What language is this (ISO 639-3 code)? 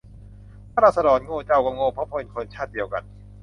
tha